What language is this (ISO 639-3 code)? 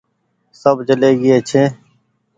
gig